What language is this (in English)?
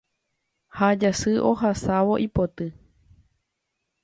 Guarani